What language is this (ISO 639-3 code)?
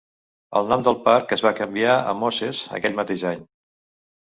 cat